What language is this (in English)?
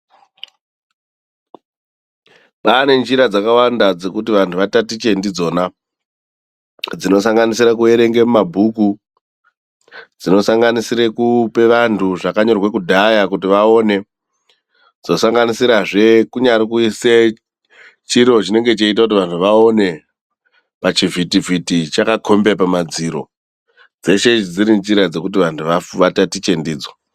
Ndau